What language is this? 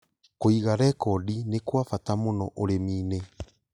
Kikuyu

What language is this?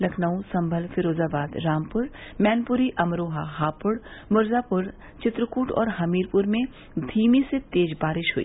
Hindi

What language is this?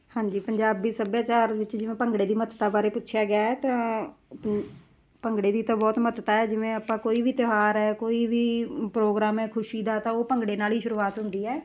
Punjabi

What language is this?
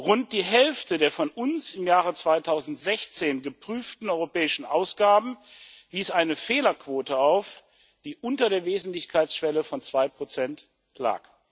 German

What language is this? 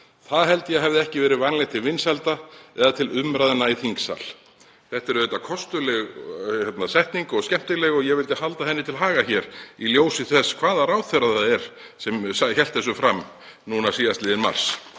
Icelandic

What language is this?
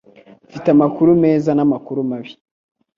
Kinyarwanda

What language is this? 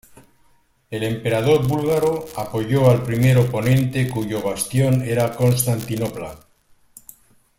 Spanish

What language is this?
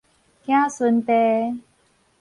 Min Nan Chinese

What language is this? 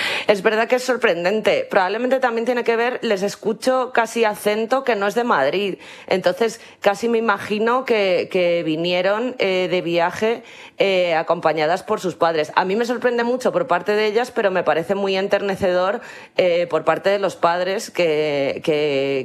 Spanish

